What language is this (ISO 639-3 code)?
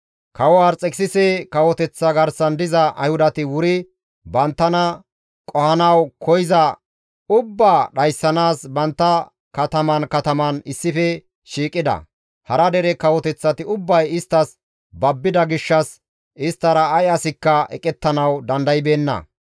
gmv